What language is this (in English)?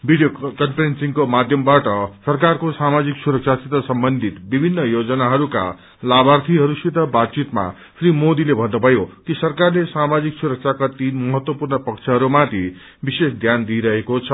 Nepali